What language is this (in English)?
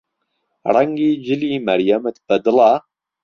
Central Kurdish